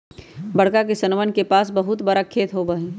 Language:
Magahi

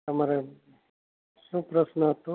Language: Gujarati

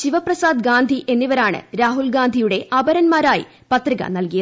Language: Malayalam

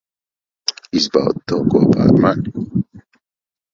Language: Latvian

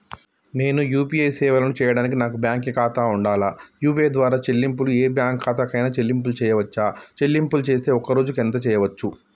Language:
Telugu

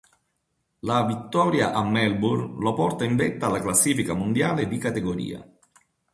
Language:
Italian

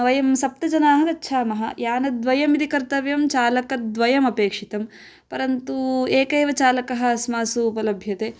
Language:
Sanskrit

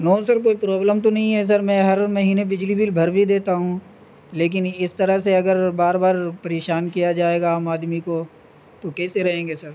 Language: Urdu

